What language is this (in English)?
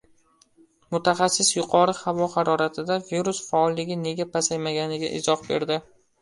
Uzbek